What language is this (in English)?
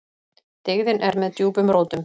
Icelandic